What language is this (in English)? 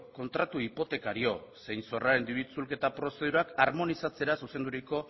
Basque